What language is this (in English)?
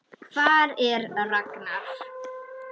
Icelandic